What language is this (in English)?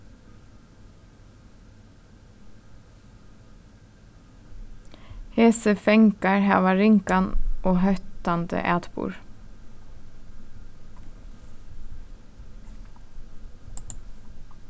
Faroese